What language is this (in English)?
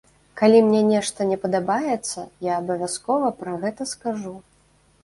Belarusian